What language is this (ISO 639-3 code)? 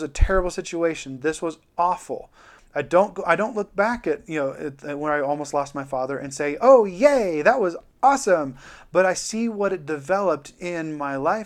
eng